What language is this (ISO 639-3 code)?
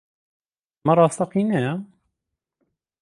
ckb